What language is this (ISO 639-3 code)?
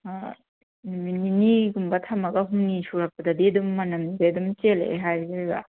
mni